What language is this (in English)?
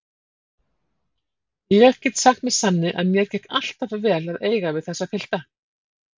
Icelandic